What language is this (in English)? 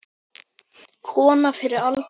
Icelandic